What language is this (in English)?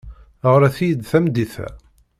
Kabyle